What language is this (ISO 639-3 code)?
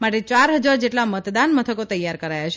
guj